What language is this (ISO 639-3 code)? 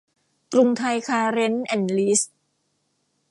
tha